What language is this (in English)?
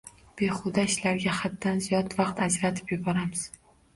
Uzbek